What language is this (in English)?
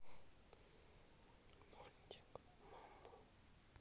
Russian